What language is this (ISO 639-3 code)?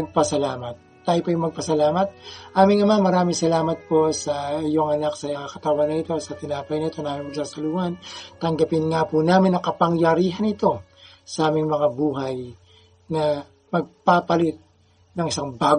fil